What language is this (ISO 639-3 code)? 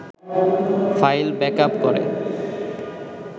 ben